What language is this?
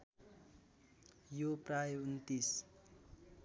Nepali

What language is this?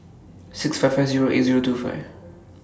English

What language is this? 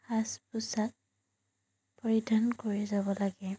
Assamese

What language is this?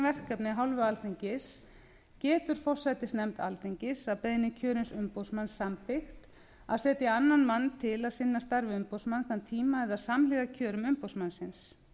Icelandic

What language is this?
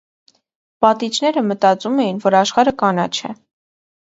Armenian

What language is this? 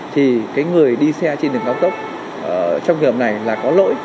Vietnamese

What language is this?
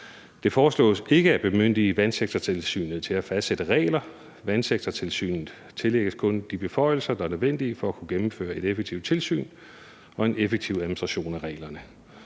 Danish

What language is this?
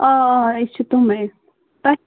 Kashmiri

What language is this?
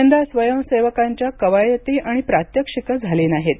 Marathi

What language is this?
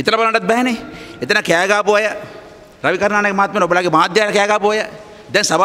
Indonesian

